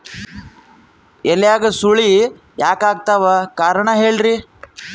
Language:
Kannada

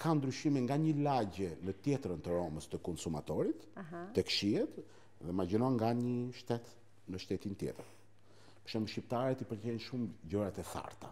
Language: Romanian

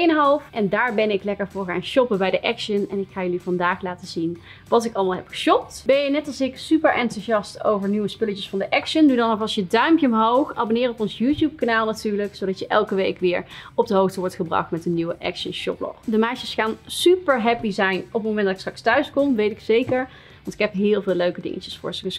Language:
Dutch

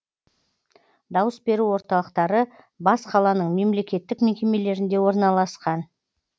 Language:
Kazakh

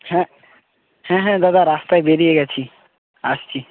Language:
Bangla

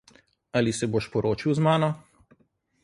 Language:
Slovenian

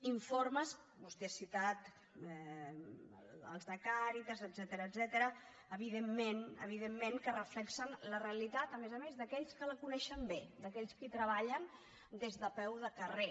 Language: Catalan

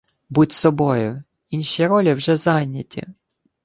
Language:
Ukrainian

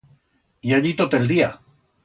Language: Aragonese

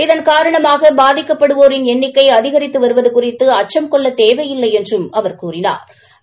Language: Tamil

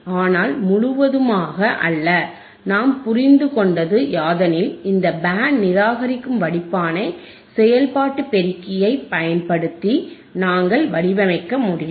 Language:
Tamil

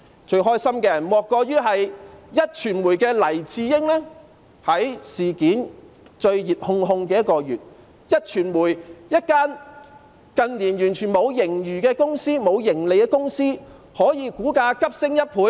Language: Cantonese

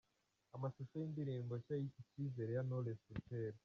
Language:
Kinyarwanda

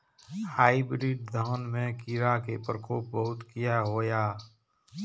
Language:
Maithili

